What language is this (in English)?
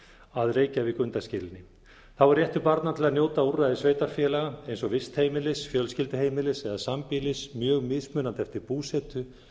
Icelandic